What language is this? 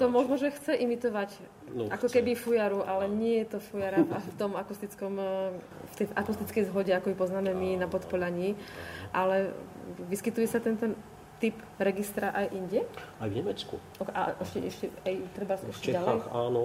Slovak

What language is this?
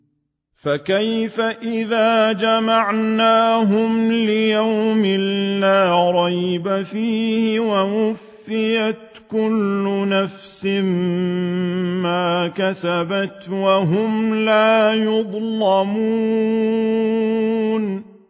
Arabic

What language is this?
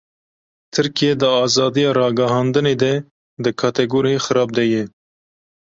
Kurdish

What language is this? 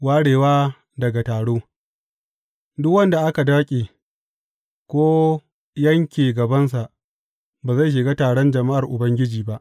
Hausa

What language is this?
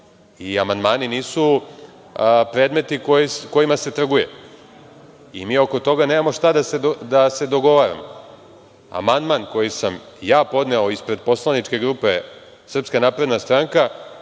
Serbian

